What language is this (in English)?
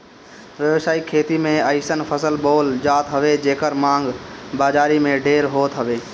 Bhojpuri